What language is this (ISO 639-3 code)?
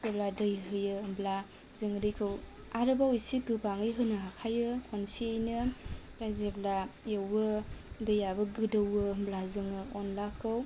brx